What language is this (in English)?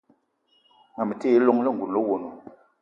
Eton (Cameroon)